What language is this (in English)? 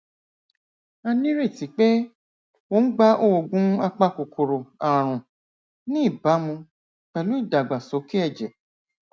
Yoruba